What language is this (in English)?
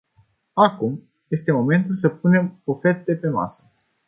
Romanian